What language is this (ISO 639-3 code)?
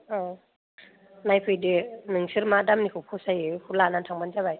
brx